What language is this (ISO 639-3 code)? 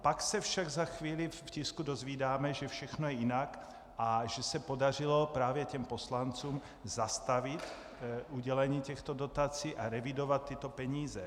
ces